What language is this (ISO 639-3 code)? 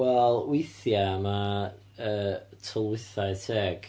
cym